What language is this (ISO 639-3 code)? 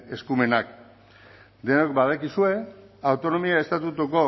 eus